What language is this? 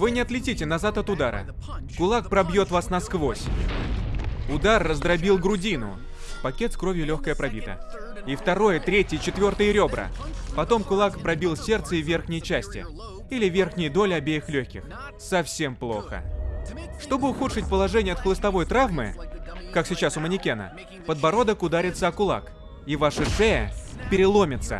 Russian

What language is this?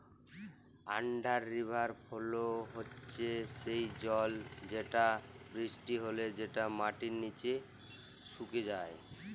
Bangla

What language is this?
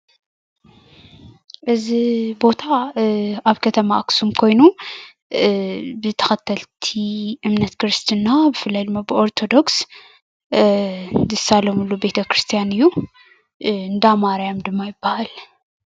Tigrinya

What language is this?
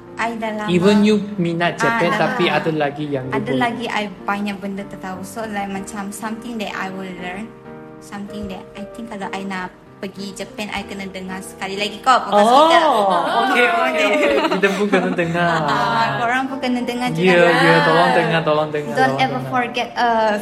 Malay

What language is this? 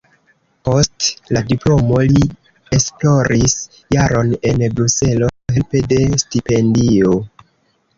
Esperanto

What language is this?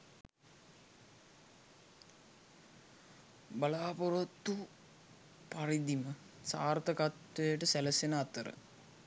Sinhala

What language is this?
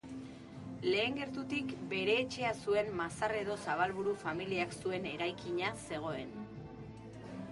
Basque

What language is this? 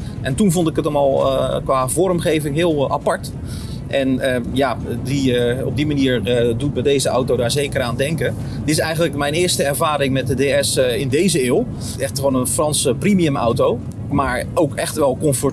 Dutch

